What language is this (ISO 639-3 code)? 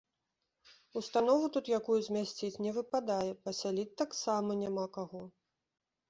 bel